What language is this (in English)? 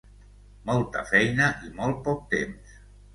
Catalan